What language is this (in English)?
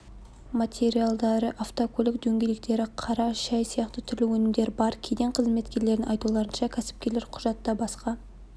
Kazakh